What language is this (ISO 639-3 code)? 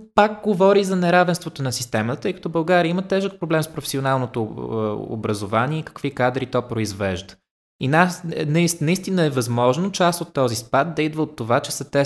bul